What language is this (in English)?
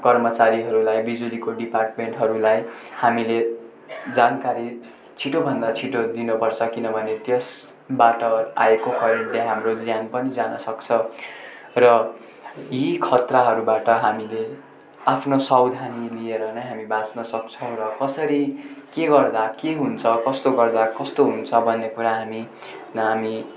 Nepali